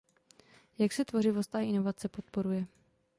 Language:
Czech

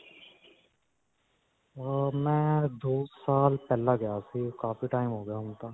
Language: Punjabi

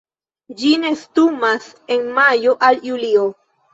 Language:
Esperanto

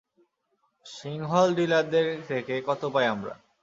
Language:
Bangla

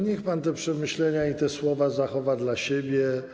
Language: Polish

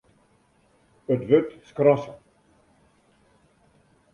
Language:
Western Frisian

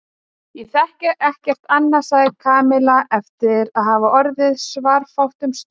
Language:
Icelandic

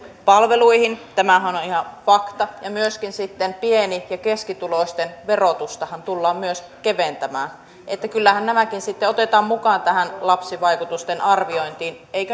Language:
Finnish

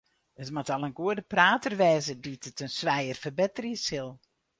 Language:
Western Frisian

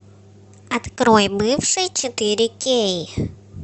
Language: Russian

